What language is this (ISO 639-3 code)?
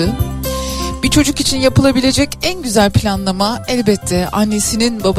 tur